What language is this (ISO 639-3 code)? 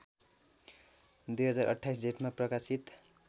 nep